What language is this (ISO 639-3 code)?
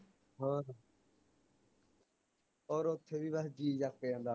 pan